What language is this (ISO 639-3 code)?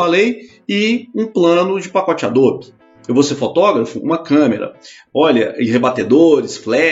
por